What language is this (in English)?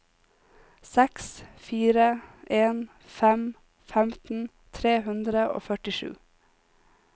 Norwegian